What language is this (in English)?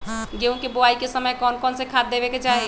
Magahi